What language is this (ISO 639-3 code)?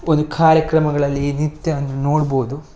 kan